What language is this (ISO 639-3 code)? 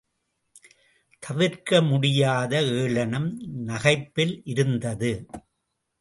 tam